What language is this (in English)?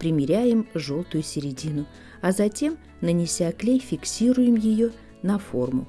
Russian